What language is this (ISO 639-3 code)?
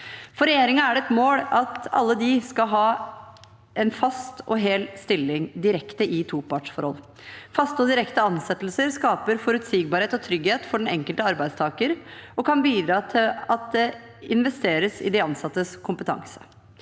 nor